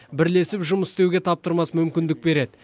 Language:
Kazakh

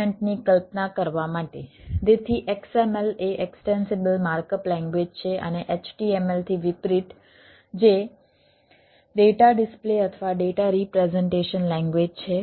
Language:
Gujarati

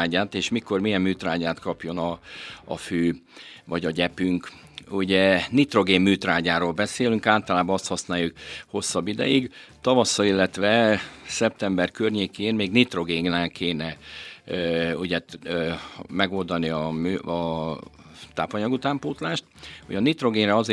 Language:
Hungarian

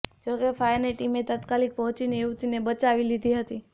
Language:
Gujarati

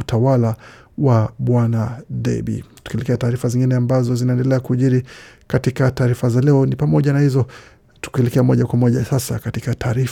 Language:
Swahili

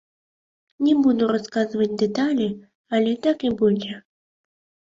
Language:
Belarusian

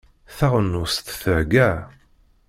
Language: Kabyle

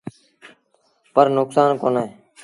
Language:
Sindhi Bhil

